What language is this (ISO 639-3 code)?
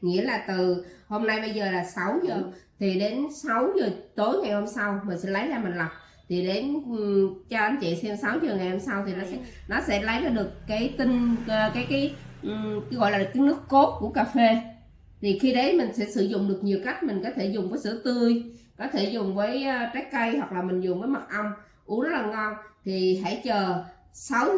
vie